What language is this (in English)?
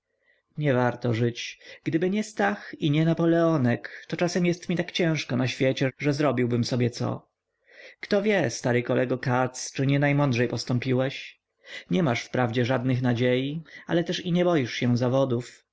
Polish